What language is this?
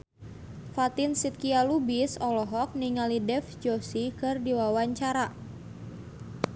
Sundanese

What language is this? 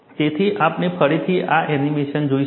Gujarati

